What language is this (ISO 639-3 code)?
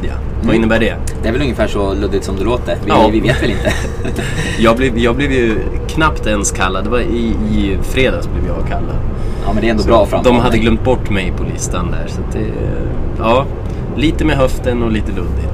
swe